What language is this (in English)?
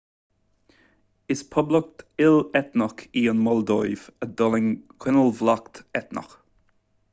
Irish